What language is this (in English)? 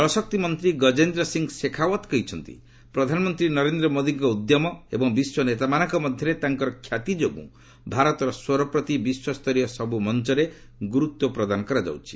Odia